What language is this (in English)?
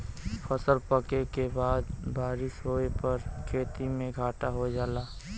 Bhojpuri